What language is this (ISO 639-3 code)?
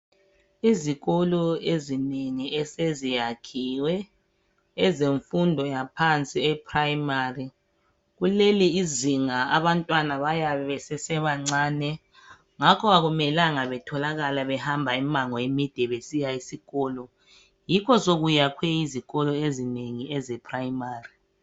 nde